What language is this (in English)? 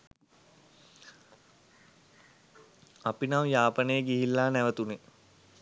Sinhala